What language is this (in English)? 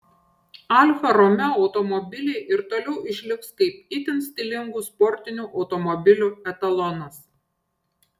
Lithuanian